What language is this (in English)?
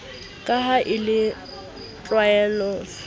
Southern Sotho